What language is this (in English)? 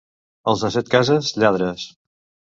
Catalan